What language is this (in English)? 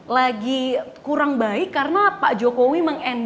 Indonesian